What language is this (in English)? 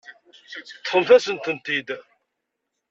Kabyle